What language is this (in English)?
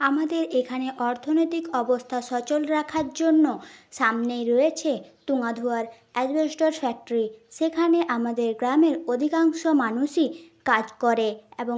Bangla